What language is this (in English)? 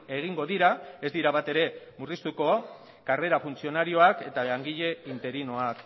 Basque